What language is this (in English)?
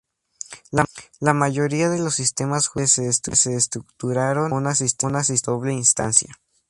Spanish